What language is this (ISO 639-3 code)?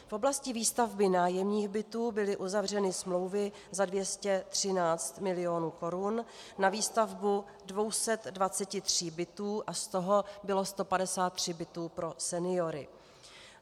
ces